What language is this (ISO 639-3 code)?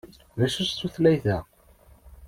kab